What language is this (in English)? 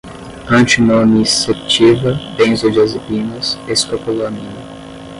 Portuguese